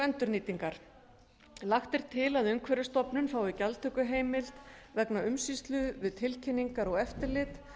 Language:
Icelandic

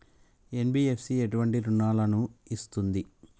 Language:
Telugu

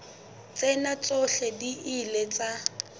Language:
Southern Sotho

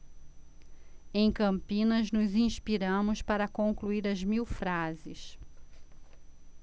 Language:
Portuguese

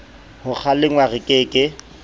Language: Southern Sotho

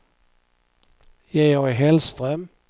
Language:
Swedish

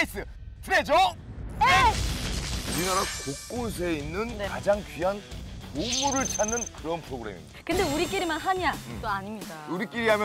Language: Korean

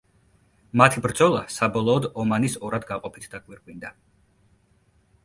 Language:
Georgian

